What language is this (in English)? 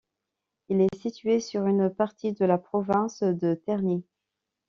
French